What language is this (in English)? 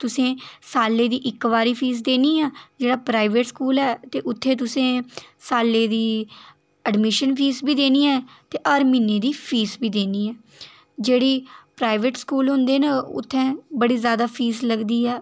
Dogri